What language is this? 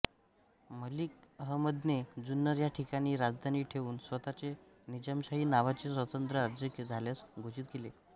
Marathi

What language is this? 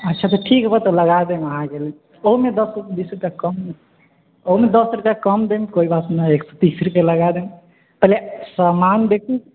Maithili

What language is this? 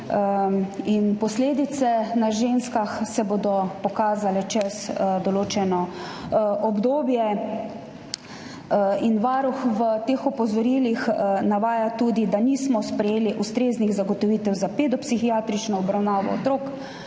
Slovenian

